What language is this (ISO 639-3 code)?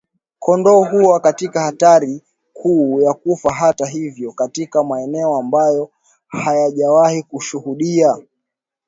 swa